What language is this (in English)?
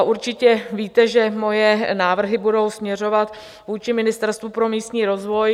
Czech